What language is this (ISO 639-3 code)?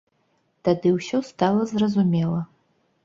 bel